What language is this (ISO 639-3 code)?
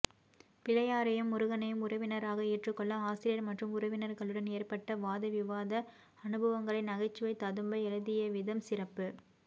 tam